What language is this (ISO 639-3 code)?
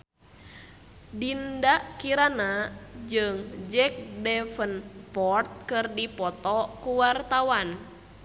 sun